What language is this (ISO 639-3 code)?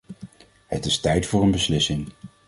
nld